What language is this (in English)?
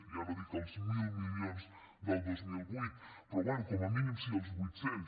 Catalan